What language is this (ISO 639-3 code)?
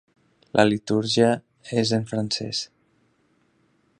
cat